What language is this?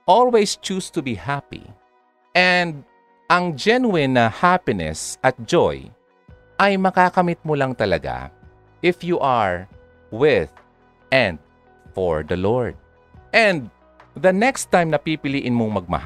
Filipino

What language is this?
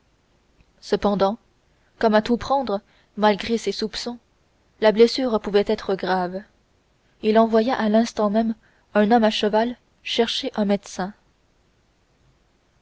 French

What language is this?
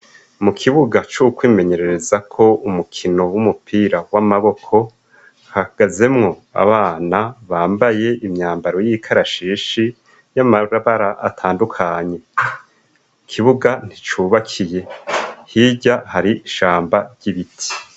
Rundi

